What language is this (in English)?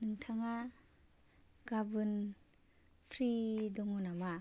Bodo